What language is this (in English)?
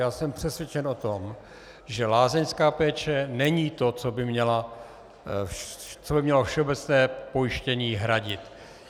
Czech